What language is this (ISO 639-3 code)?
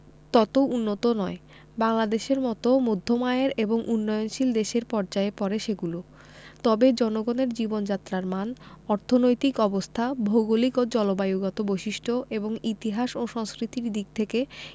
ben